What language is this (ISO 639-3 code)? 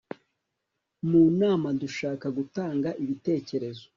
kin